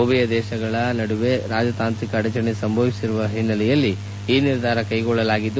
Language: Kannada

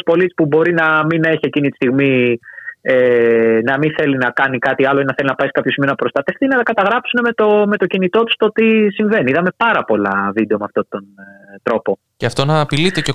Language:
Greek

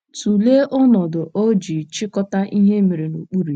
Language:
Igbo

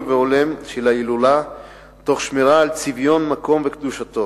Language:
Hebrew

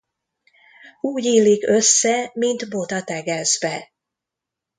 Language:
Hungarian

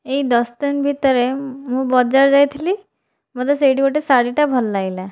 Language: Odia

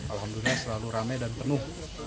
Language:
Indonesian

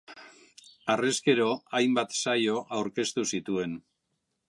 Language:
Basque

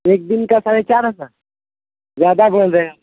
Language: Urdu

